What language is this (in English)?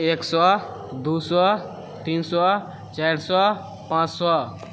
Maithili